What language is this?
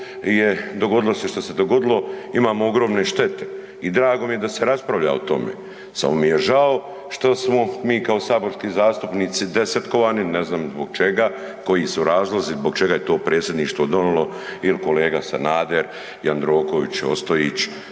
Croatian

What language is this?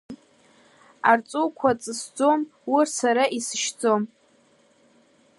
Abkhazian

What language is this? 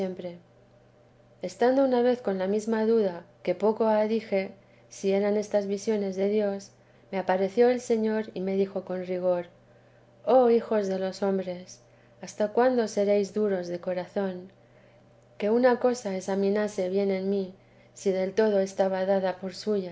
Spanish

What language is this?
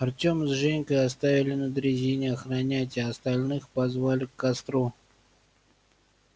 Russian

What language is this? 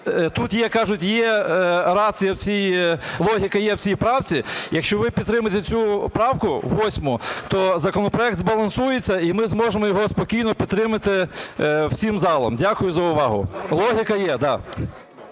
Ukrainian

